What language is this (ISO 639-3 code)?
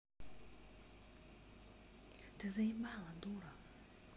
rus